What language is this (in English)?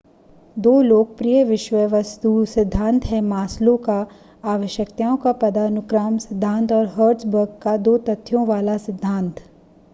Hindi